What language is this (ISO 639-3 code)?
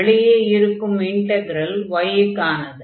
tam